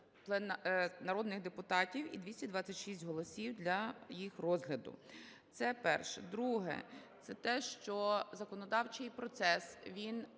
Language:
Ukrainian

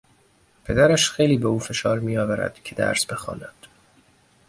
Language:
Persian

